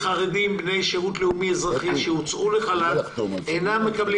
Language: Hebrew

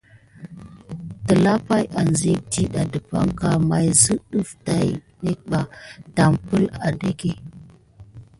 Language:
Gidar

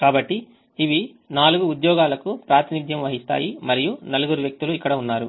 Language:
Telugu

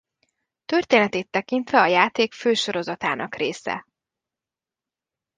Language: Hungarian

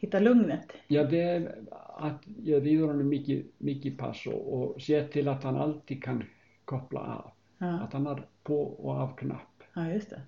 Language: Swedish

